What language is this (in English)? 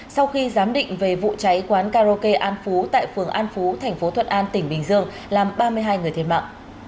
Vietnamese